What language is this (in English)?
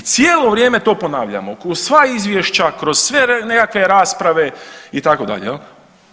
Croatian